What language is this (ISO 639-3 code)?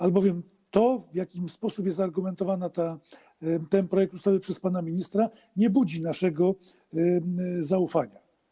pol